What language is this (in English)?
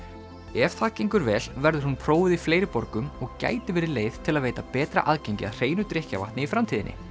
Icelandic